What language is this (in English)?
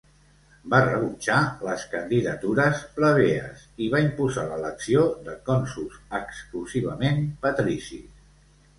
Catalan